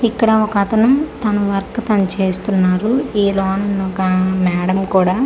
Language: Telugu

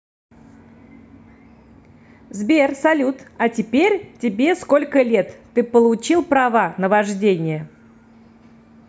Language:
Russian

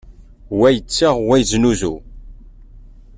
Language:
Kabyle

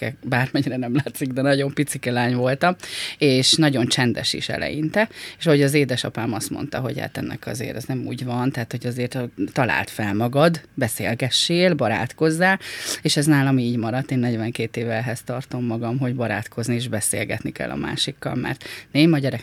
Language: Hungarian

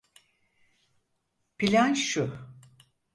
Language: Turkish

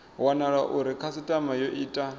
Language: Venda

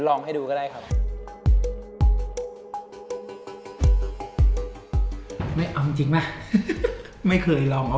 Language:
Thai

